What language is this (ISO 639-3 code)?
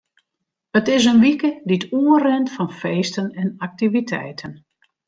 fry